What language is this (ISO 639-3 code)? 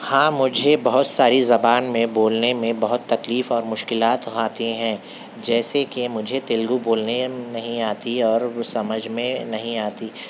urd